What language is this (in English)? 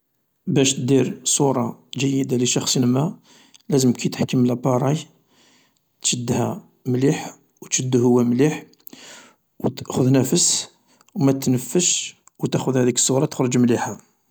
Algerian Arabic